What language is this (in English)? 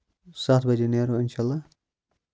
Kashmiri